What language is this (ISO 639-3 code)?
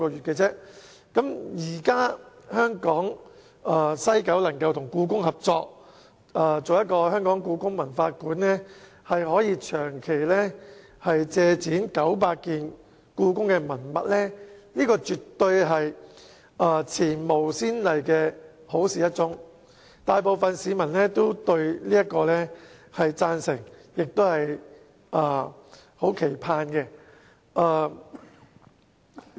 yue